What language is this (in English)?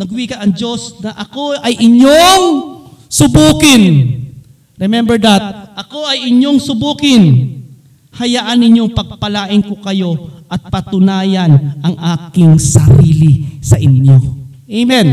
Filipino